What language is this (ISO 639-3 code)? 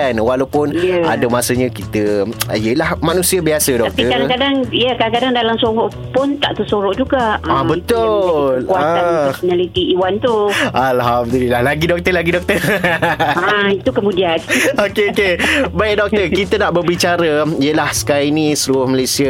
msa